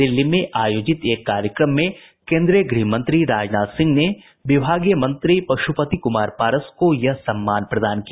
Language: Hindi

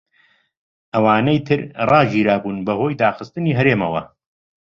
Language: Central Kurdish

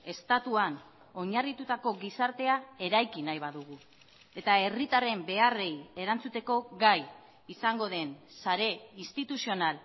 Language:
Basque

